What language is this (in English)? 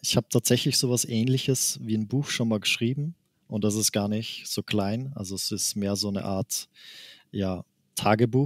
German